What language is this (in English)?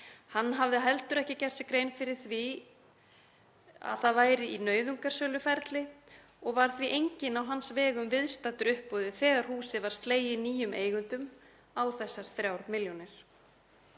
Icelandic